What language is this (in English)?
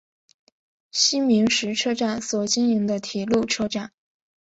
Chinese